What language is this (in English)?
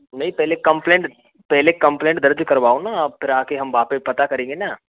Hindi